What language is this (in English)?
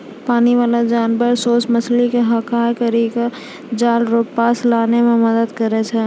Maithili